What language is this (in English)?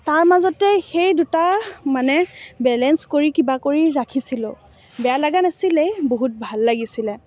Assamese